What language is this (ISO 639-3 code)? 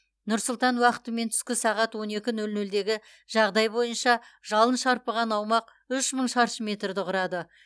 kaz